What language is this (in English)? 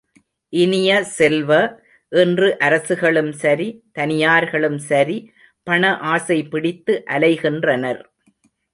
Tamil